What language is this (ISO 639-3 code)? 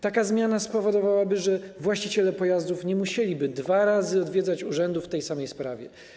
pol